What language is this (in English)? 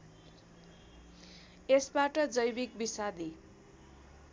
Nepali